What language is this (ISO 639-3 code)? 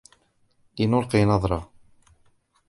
ara